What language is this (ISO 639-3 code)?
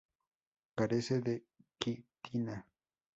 spa